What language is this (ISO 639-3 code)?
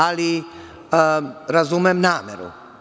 srp